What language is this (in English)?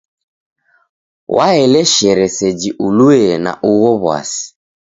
Taita